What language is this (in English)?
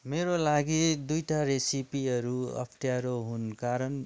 Nepali